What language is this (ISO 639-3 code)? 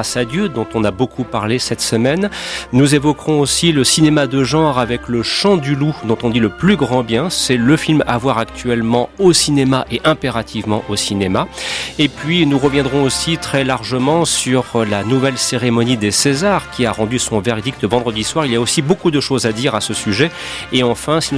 fra